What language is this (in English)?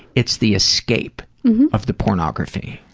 English